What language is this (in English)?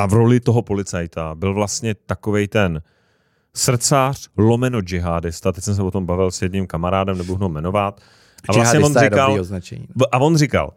Czech